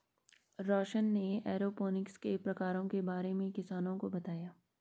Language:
Hindi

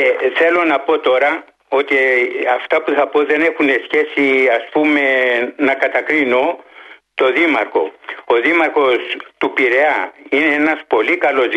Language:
Greek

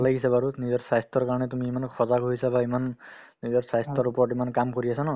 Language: Assamese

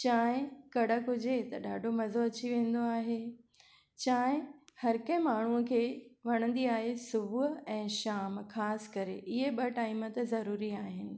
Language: Sindhi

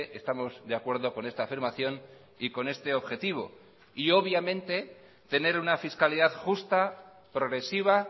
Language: Spanish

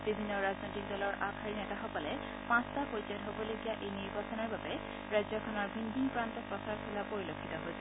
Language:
Assamese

